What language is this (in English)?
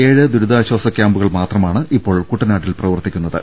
Malayalam